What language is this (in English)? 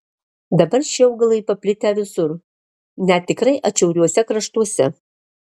Lithuanian